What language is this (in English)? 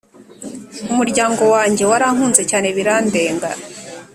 Kinyarwanda